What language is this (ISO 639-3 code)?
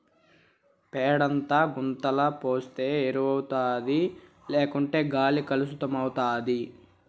tel